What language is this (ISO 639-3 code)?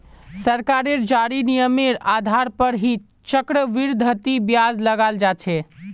mag